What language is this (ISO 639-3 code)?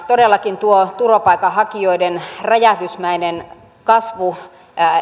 fin